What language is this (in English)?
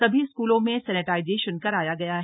Hindi